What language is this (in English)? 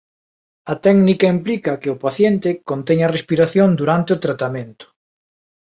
Galician